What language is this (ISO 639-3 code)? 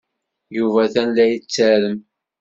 kab